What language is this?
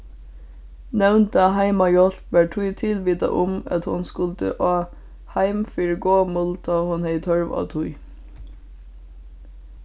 Faroese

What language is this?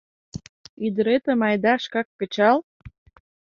Mari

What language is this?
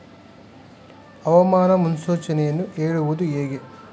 Kannada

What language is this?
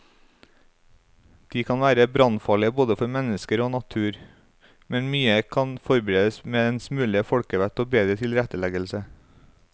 Norwegian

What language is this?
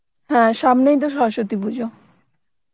Bangla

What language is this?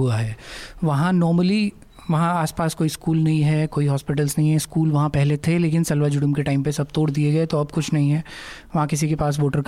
Hindi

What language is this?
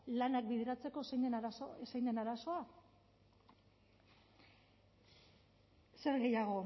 Basque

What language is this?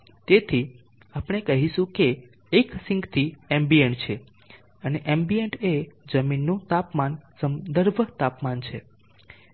Gujarati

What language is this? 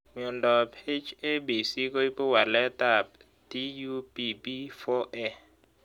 Kalenjin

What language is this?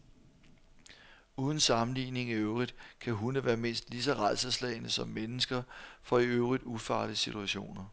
Danish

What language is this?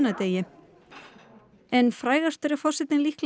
Icelandic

